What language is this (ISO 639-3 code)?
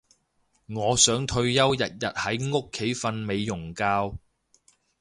yue